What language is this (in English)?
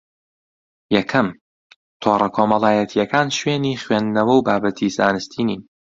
Central Kurdish